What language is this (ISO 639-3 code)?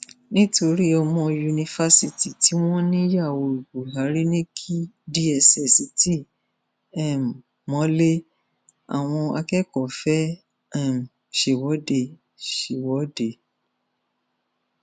yor